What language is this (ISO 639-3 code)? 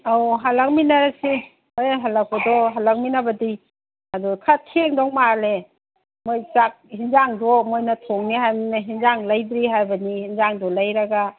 mni